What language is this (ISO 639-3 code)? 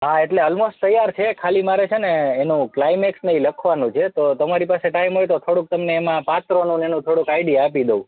guj